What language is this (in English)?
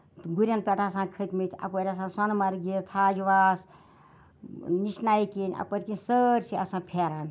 Kashmiri